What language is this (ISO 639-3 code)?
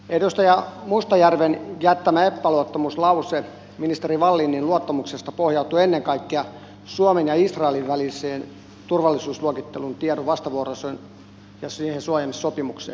fin